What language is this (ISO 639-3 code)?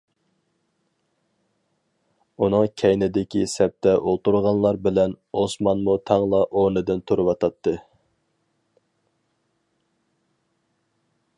uig